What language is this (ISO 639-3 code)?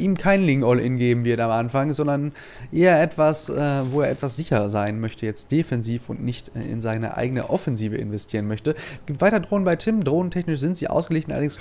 deu